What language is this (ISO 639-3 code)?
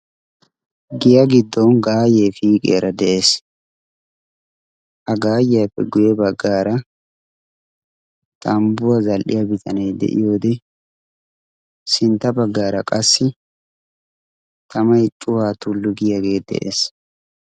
wal